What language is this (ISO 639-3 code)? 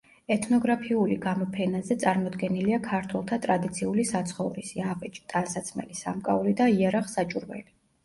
kat